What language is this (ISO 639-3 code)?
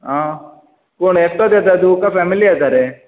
kok